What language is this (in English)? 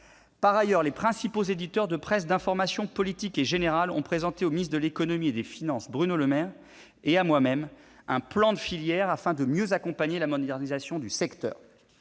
French